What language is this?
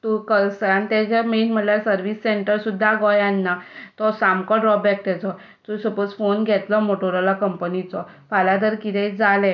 Konkani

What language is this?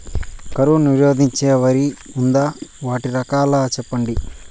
Telugu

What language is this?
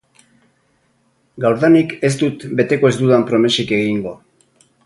Basque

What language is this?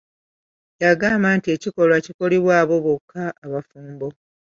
Ganda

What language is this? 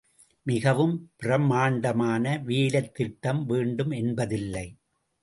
Tamil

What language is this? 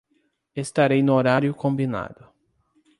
Portuguese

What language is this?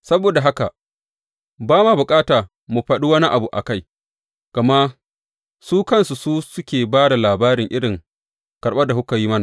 Hausa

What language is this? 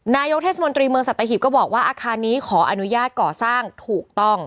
Thai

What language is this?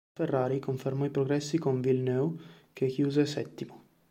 Italian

